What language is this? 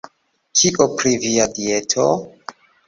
Esperanto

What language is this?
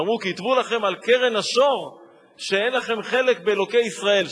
Hebrew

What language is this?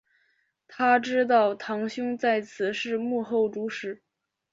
Chinese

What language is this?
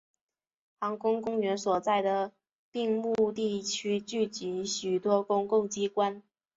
Chinese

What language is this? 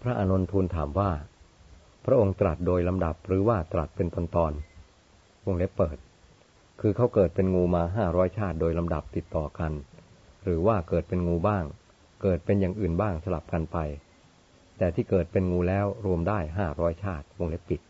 Thai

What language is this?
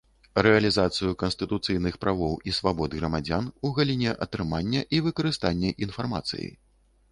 Belarusian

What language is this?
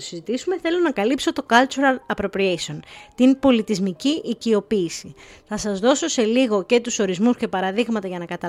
Greek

